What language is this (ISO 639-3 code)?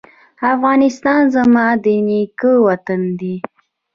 pus